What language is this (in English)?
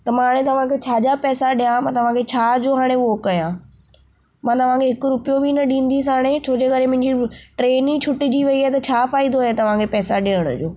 Sindhi